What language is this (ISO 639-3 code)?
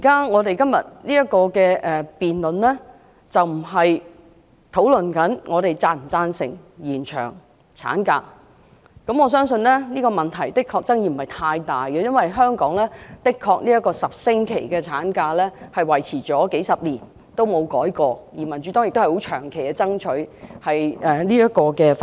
yue